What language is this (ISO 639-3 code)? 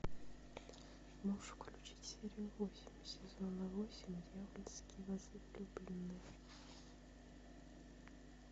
rus